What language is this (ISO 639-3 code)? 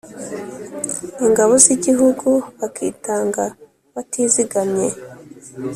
kin